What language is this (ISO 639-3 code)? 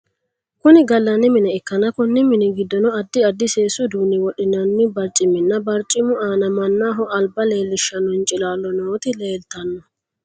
sid